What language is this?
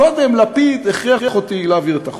Hebrew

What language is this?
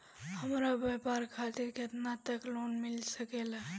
Bhojpuri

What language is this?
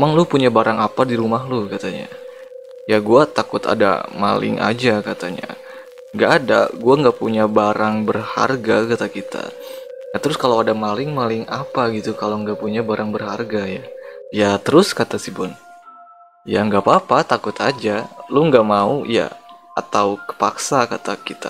Indonesian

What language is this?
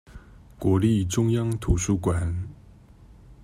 Chinese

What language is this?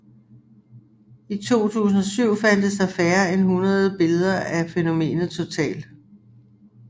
Danish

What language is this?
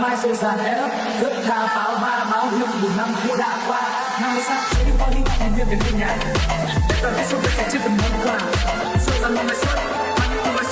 Vietnamese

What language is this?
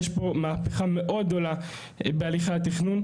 Hebrew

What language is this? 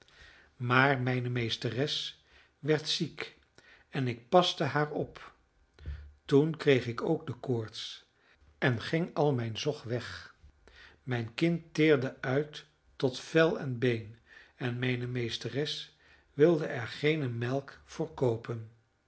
Dutch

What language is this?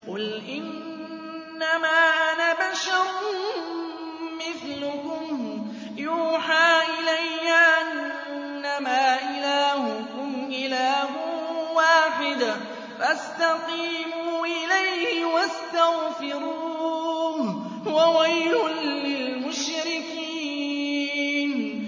Arabic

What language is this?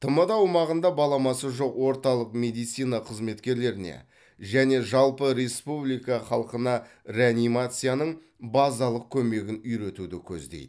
Kazakh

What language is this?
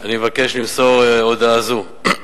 Hebrew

